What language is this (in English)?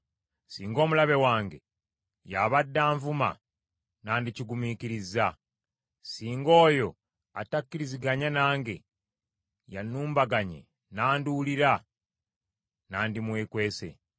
Ganda